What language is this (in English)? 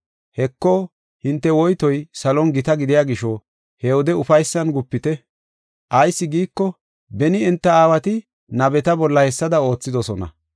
Gofa